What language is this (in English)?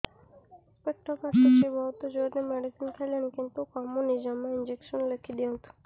Odia